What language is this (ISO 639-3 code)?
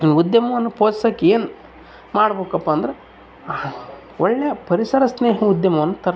kan